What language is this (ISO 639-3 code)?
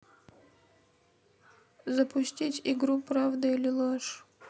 rus